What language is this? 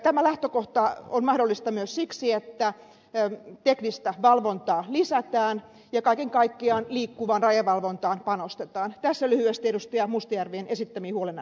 Finnish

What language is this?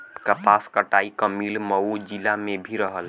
Bhojpuri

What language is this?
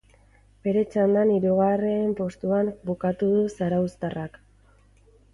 Basque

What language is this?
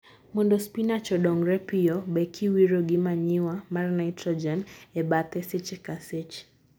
Luo (Kenya and Tanzania)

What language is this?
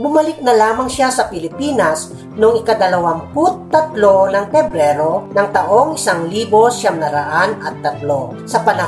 Filipino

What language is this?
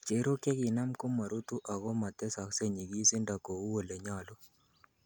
Kalenjin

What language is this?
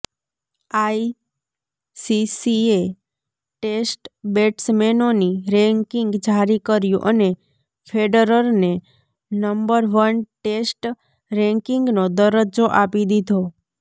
Gujarati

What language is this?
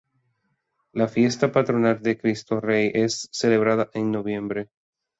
Spanish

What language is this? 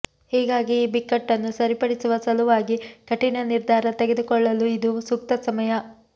Kannada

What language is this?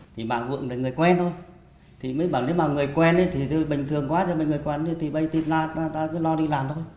Vietnamese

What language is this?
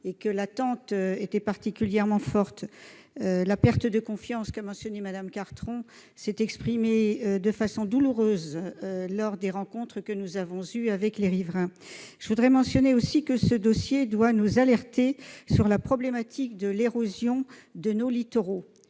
French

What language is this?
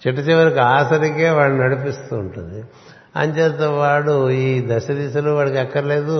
Telugu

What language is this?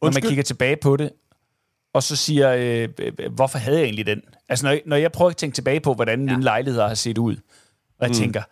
Danish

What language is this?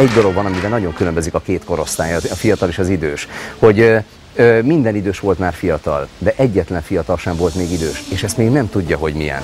Hungarian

